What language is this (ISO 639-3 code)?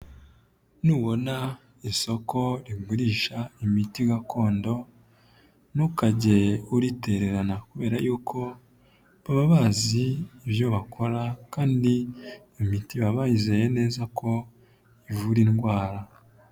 kin